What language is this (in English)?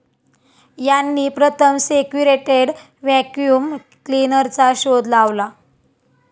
Marathi